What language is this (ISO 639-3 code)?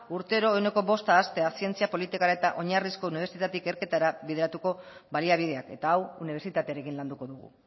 eus